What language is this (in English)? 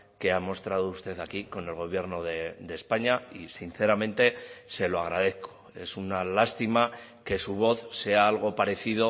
Spanish